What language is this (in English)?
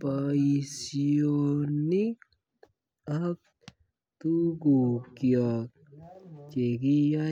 Kalenjin